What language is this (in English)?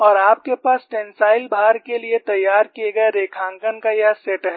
Hindi